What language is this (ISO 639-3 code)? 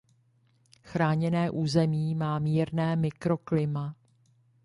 ces